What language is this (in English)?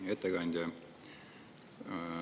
Estonian